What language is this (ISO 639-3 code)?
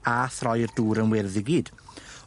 cym